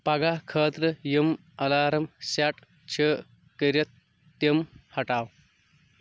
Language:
Kashmiri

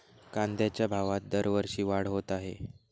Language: Marathi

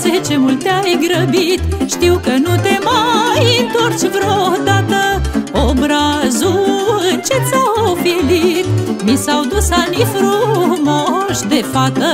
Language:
Romanian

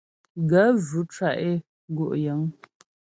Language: Ghomala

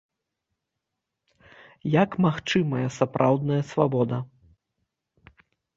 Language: Belarusian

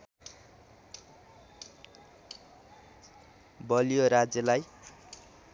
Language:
Nepali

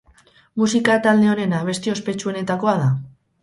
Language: Basque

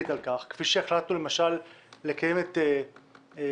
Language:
Hebrew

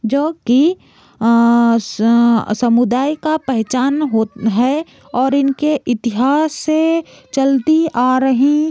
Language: Hindi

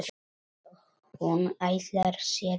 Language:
Icelandic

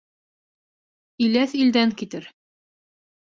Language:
Bashkir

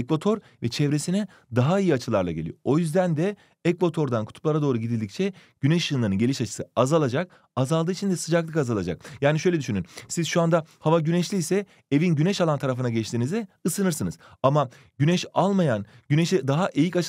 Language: Turkish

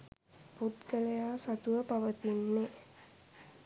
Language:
Sinhala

